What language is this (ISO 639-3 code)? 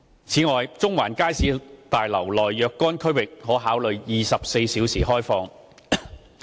yue